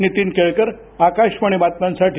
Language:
Marathi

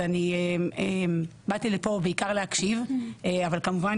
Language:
Hebrew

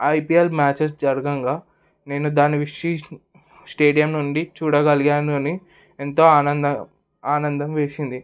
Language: Telugu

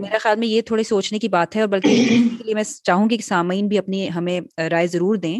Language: Urdu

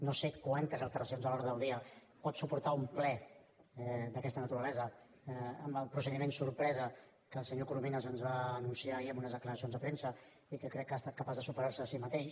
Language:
Catalan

